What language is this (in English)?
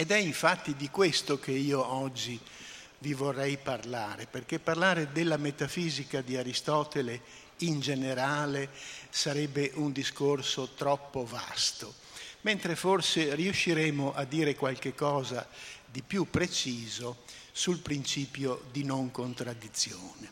Italian